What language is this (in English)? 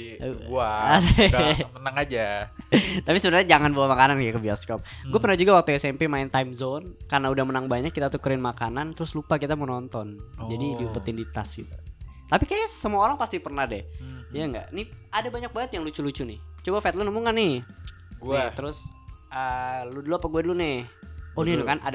Indonesian